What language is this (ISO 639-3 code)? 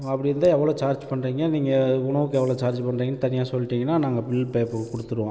tam